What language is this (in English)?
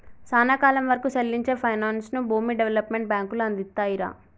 Telugu